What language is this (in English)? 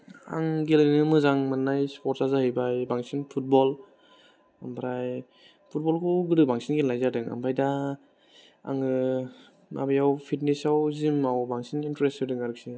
Bodo